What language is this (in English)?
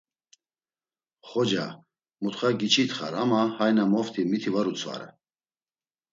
Laz